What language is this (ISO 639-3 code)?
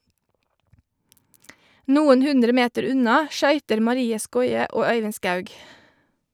nor